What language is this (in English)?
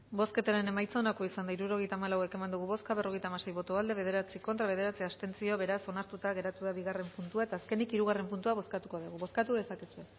Basque